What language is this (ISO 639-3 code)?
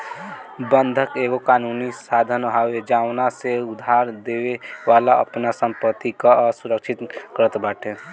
bho